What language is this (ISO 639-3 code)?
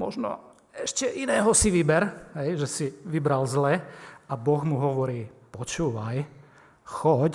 slk